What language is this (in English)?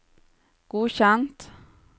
Norwegian